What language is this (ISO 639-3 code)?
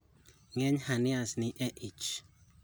luo